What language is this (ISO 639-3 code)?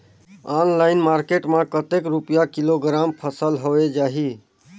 hne